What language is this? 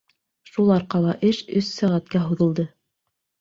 Bashkir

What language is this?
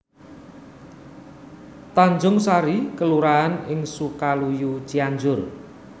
Javanese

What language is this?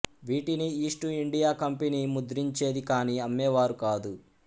Telugu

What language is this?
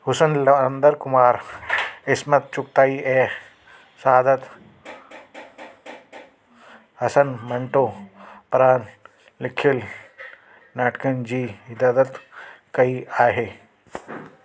Sindhi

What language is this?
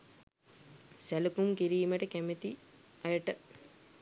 Sinhala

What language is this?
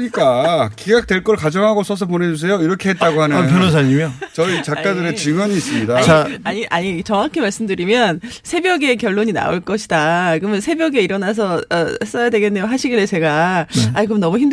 Korean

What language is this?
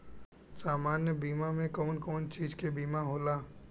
Bhojpuri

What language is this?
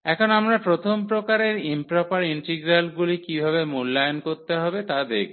Bangla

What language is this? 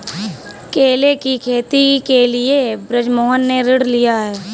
Hindi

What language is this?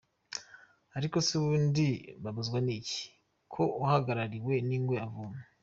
Kinyarwanda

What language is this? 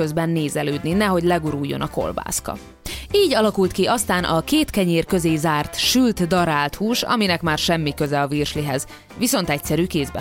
Hungarian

